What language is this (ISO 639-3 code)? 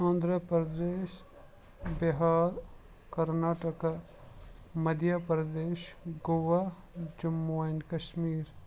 kas